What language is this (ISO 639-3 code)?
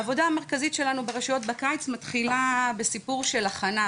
heb